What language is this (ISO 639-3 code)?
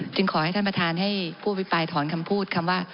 tha